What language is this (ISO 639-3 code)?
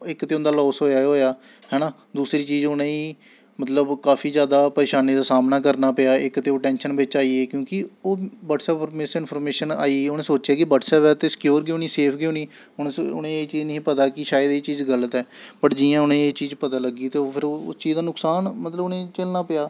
doi